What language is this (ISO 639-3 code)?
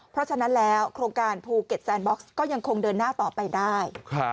tha